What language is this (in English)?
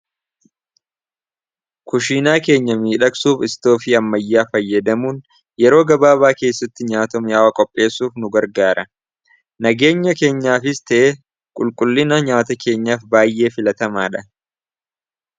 Oromo